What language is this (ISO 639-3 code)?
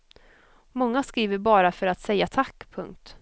swe